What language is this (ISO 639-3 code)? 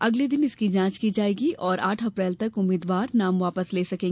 hin